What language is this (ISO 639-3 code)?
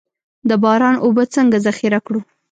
pus